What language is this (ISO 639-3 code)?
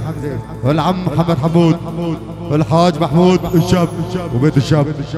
ara